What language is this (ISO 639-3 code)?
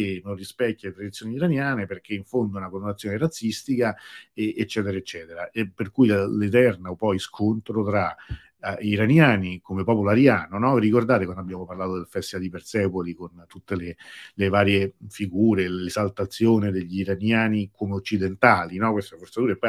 ita